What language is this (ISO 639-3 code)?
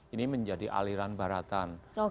ind